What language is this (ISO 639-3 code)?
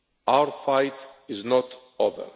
eng